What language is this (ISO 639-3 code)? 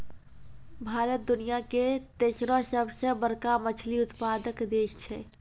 mai